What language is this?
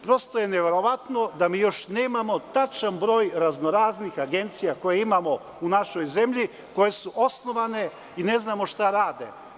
Serbian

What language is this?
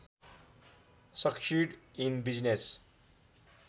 Nepali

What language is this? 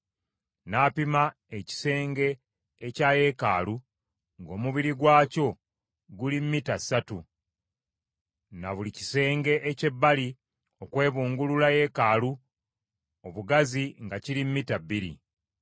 Ganda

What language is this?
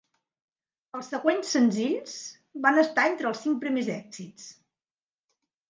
Catalan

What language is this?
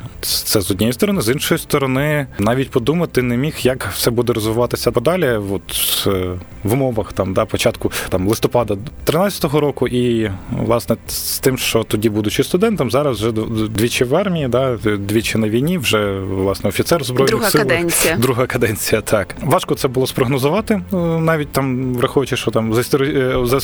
Ukrainian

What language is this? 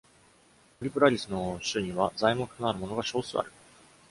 Japanese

